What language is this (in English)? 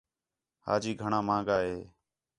Khetrani